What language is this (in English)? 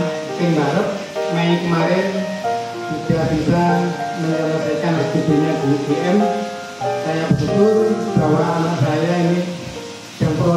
Indonesian